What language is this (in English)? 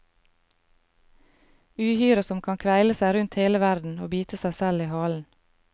Norwegian